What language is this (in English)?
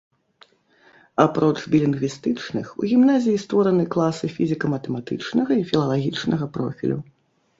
Belarusian